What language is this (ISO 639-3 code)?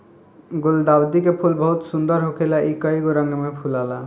bho